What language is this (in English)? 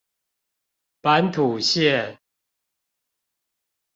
Chinese